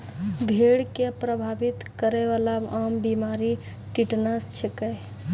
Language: Maithili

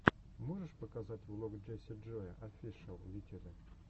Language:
Russian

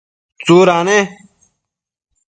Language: Matsés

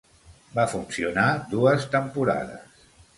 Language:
Catalan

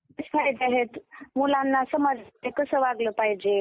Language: Marathi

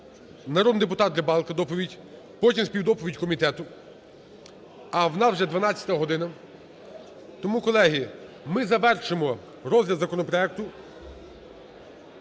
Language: Ukrainian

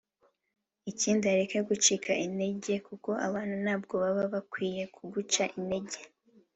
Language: Kinyarwanda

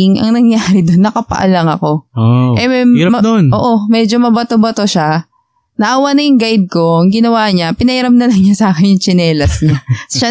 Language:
Filipino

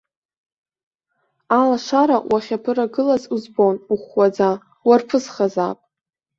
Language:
Abkhazian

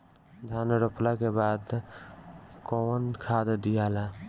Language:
Bhojpuri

